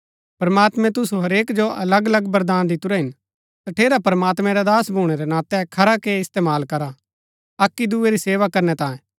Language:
Gaddi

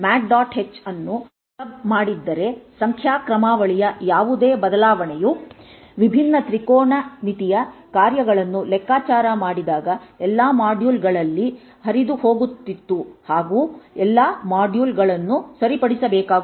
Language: Kannada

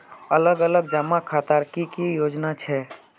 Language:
Magahi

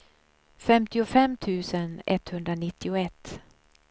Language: Swedish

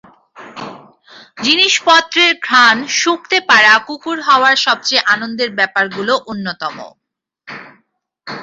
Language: Bangla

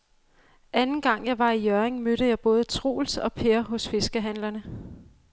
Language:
Danish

